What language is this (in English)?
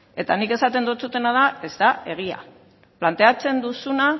Basque